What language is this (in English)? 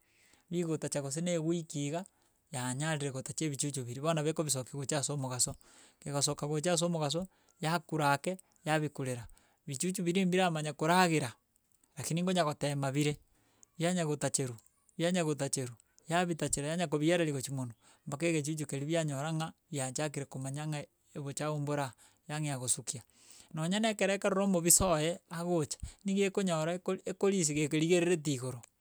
Gusii